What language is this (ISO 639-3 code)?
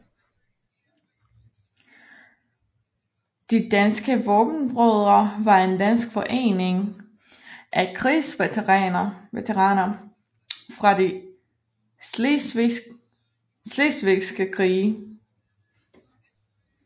dan